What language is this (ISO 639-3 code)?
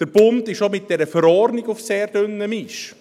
gsw